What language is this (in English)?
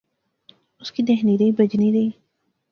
Pahari-Potwari